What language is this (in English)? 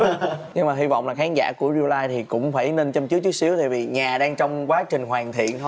Vietnamese